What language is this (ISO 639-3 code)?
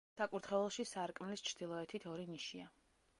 kat